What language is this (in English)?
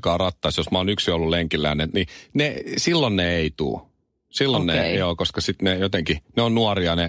Finnish